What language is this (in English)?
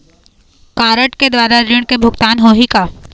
Chhattisgarhi